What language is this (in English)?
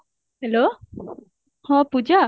Odia